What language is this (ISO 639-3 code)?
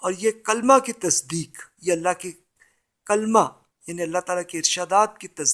urd